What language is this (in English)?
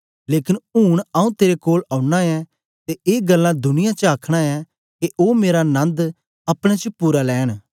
Dogri